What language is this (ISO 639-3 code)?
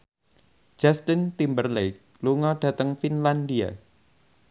jav